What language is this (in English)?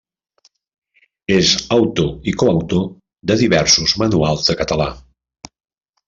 Catalan